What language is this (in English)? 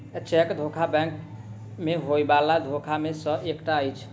Maithili